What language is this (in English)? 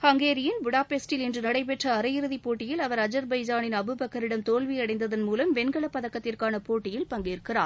Tamil